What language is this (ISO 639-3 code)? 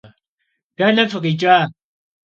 kbd